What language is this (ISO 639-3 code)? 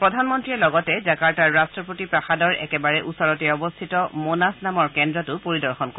asm